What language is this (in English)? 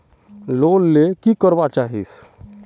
Magahi